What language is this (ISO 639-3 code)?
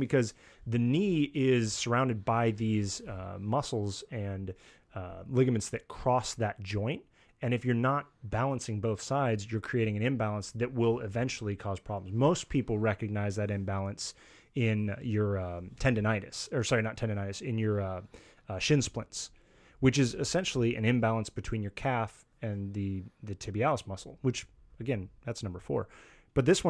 eng